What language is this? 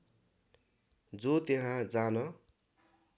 Nepali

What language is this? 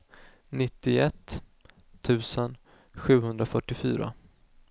Swedish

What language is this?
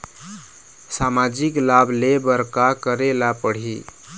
Chhattisgarhi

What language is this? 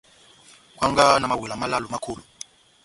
Batanga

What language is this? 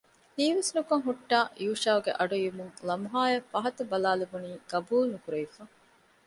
Divehi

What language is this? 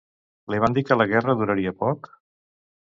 Catalan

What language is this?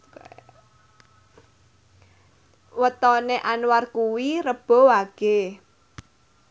Javanese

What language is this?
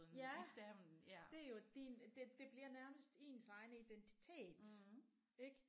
Danish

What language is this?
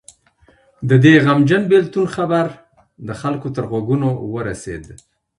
Pashto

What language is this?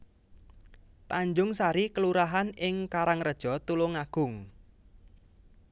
Javanese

